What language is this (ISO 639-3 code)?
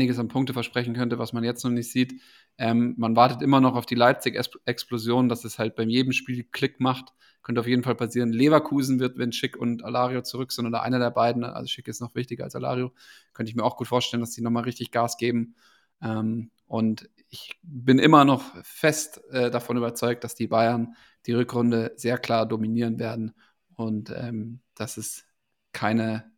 deu